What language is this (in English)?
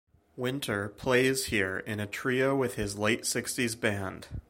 English